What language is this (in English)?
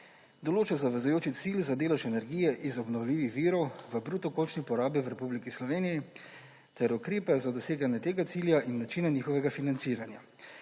Slovenian